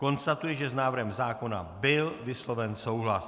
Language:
Czech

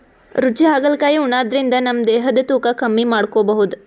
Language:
Kannada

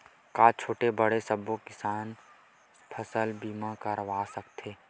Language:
Chhattisgarhi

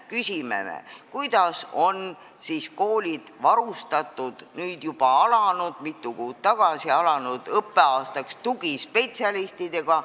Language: Estonian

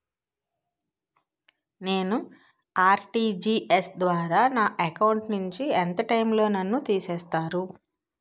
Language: Telugu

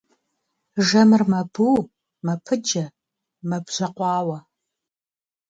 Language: Kabardian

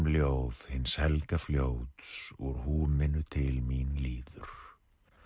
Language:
Icelandic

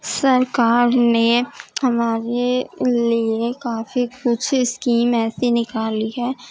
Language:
Urdu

